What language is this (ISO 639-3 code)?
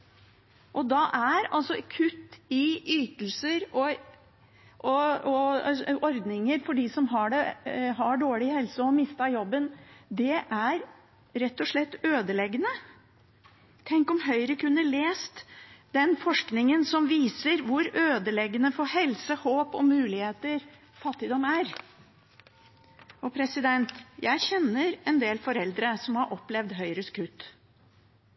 nob